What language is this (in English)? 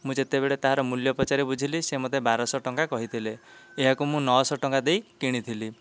Odia